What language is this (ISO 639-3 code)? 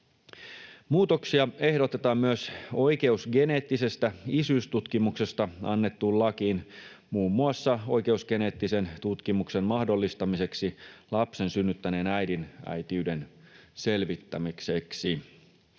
fin